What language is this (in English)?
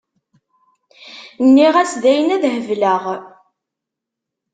Kabyle